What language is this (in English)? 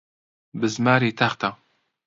Central Kurdish